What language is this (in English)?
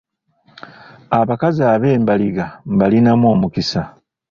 Ganda